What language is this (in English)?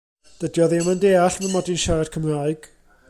Welsh